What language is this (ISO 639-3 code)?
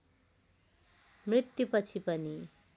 nep